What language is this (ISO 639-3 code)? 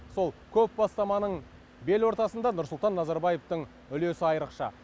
kaz